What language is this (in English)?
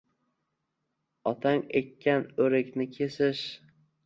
Uzbek